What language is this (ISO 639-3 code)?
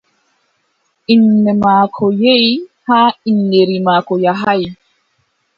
fub